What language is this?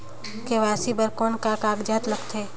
Chhattisgarhi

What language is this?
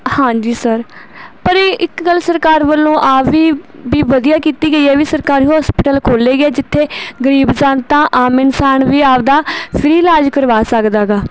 Punjabi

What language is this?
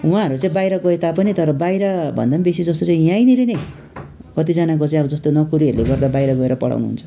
Nepali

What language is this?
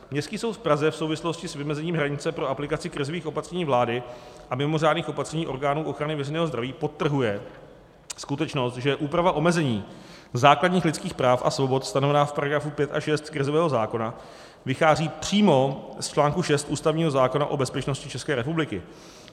Czech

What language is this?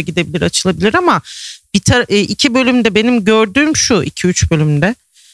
Turkish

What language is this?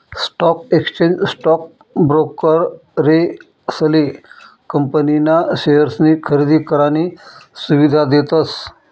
Marathi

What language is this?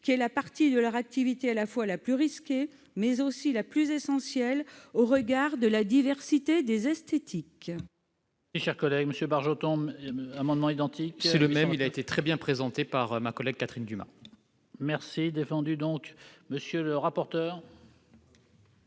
French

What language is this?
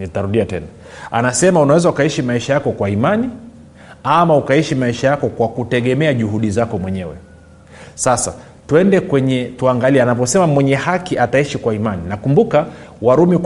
Swahili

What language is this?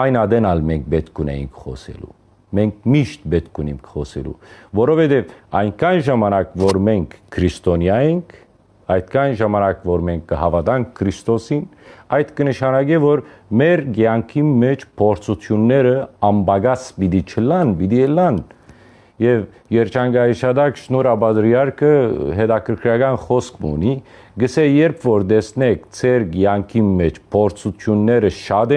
Armenian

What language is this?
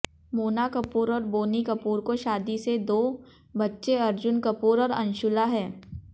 Hindi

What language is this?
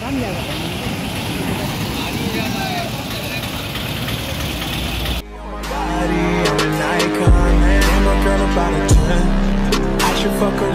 Hindi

